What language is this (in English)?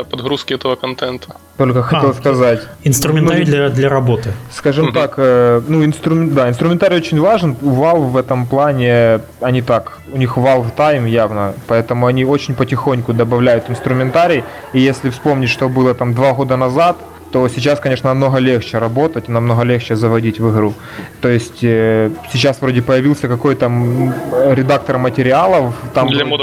Russian